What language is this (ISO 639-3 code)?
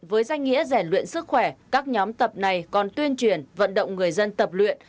vie